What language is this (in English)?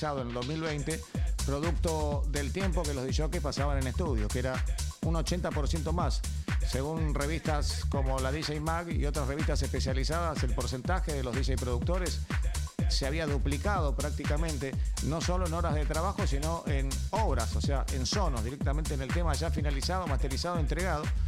Spanish